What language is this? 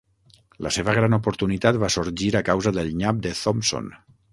Catalan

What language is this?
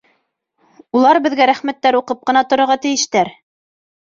Bashkir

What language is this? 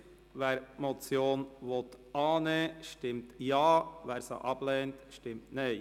Swiss German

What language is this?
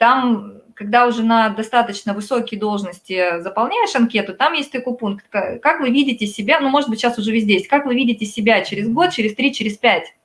Russian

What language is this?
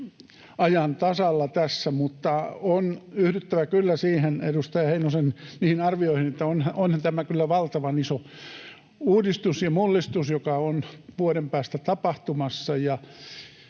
Finnish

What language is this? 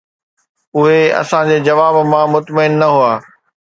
Sindhi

